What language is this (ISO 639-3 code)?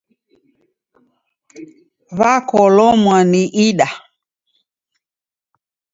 dav